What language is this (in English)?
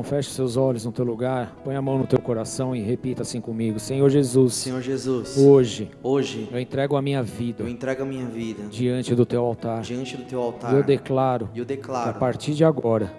Portuguese